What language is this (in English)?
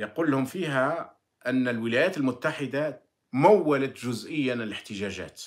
Arabic